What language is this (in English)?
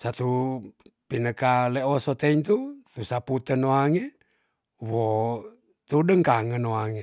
Tonsea